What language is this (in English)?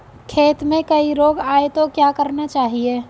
Hindi